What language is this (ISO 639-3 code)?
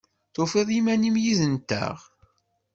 kab